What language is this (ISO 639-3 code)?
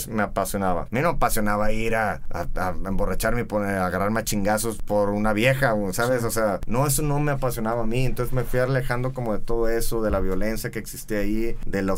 spa